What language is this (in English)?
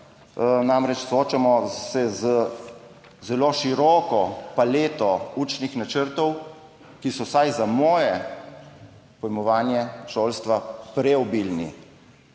Slovenian